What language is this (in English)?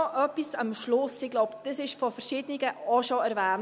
Swiss German